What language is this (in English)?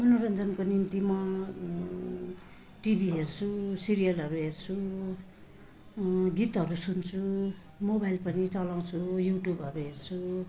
Nepali